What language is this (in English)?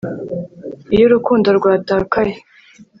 Kinyarwanda